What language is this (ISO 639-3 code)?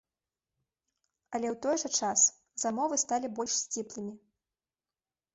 bel